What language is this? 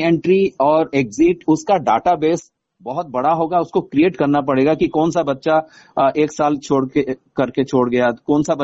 Hindi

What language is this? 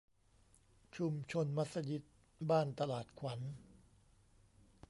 Thai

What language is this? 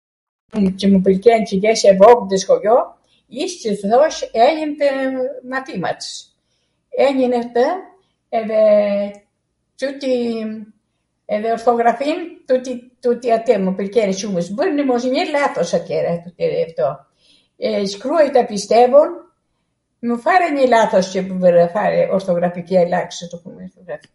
Arvanitika Albanian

